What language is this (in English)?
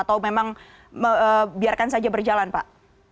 Indonesian